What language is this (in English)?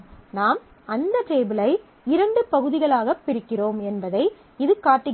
Tamil